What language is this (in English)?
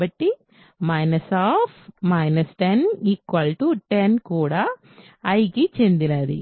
Telugu